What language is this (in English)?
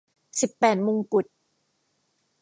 Thai